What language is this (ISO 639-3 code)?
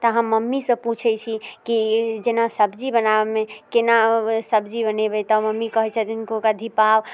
mai